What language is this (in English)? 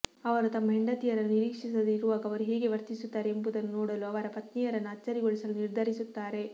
Kannada